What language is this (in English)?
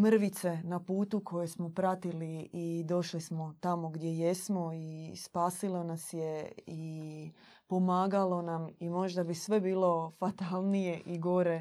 Croatian